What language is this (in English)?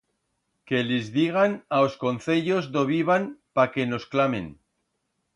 Aragonese